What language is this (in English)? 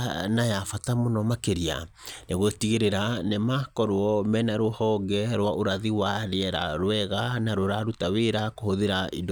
Kikuyu